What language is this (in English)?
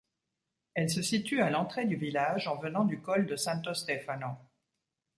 French